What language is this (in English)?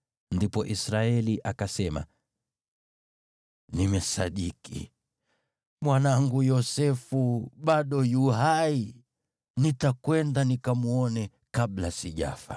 Swahili